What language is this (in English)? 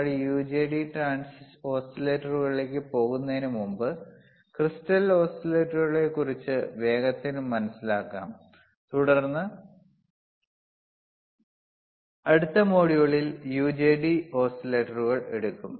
Malayalam